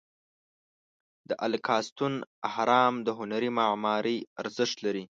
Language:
Pashto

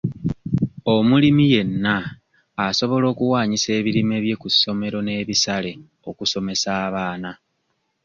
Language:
Ganda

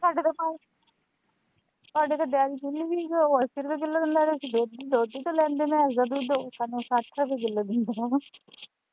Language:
Punjabi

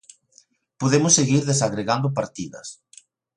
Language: Galician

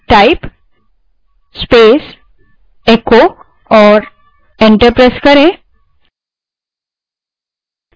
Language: Hindi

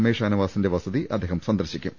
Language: Malayalam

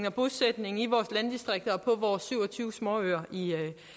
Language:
Danish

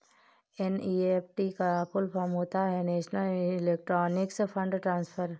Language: Hindi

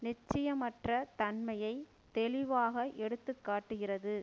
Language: Tamil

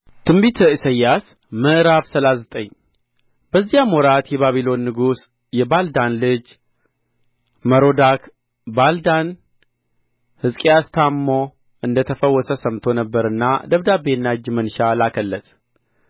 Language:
Amharic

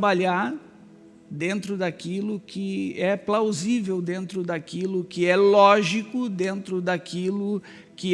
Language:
Portuguese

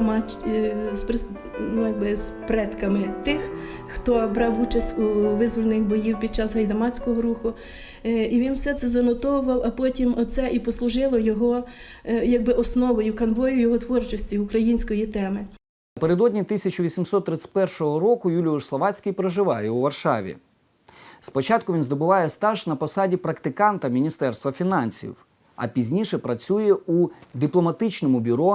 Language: Ukrainian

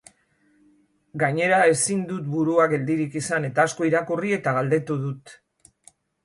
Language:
Basque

